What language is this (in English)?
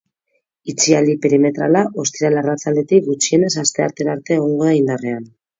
Basque